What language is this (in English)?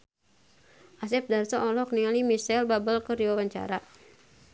Sundanese